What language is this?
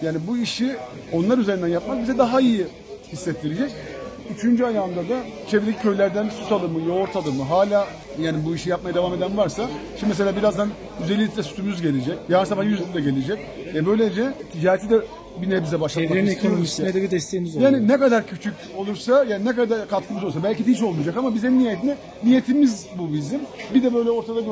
Turkish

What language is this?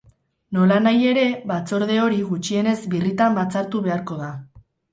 Basque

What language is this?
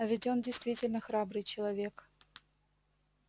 Russian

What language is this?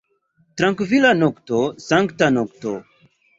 Esperanto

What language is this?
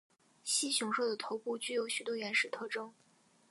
Chinese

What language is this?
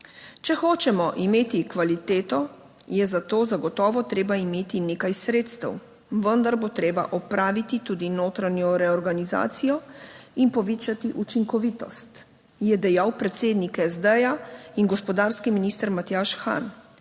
Slovenian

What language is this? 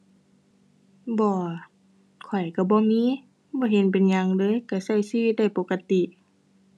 Thai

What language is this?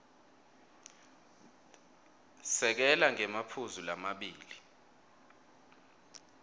Swati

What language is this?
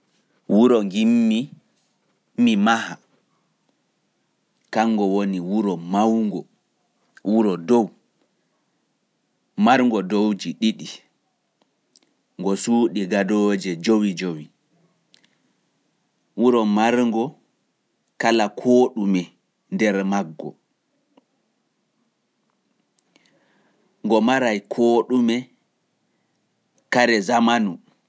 Pular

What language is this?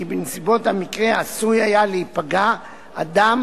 Hebrew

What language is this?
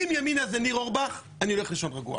Hebrew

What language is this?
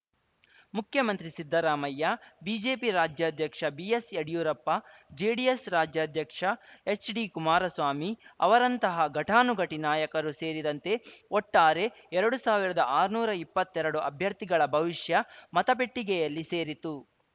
Kannada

